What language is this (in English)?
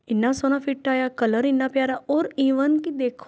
Punjabi